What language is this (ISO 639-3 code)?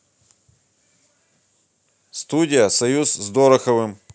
rus